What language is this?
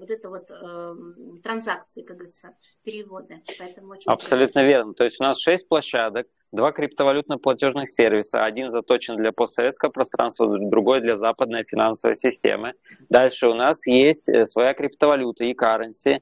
Russian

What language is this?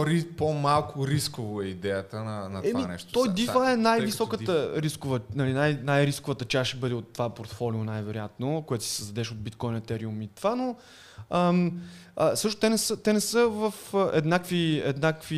Bulgarian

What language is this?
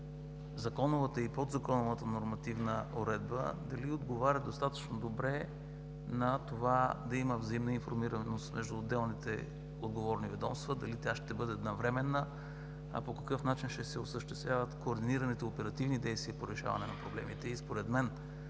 Bulgarian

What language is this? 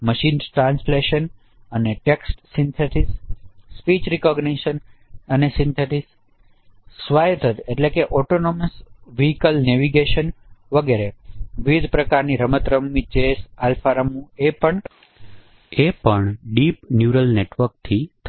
Gujarati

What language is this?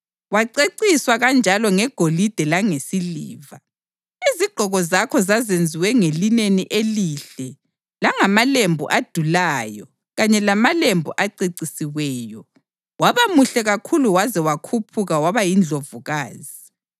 North Ndebele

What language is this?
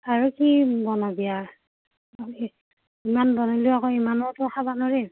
Assamese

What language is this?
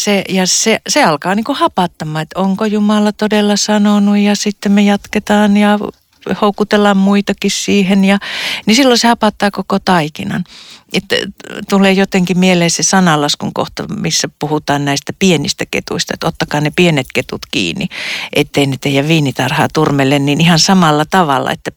Finnish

